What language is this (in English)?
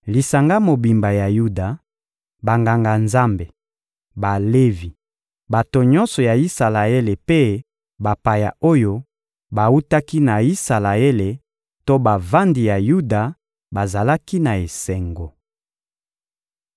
Lingala